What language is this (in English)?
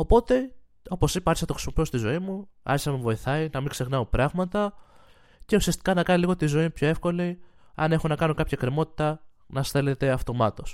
Greek